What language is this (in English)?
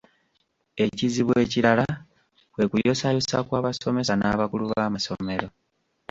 Ganda